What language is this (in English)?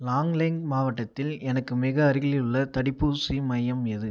Tamil